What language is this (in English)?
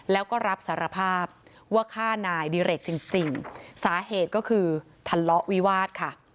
Thai